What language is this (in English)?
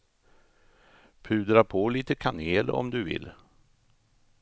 Swedish